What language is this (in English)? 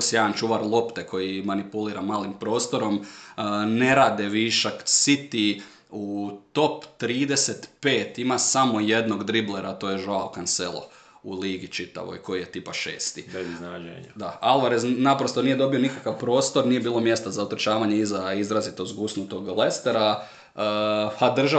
Croatian